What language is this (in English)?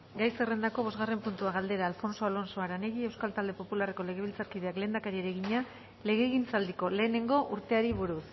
Basque